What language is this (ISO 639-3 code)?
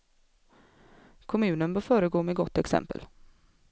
swe